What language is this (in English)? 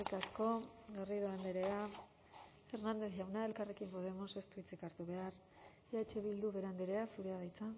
Basque